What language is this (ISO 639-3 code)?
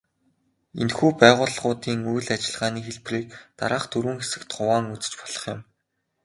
mon